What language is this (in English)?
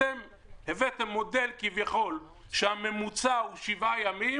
Hebrew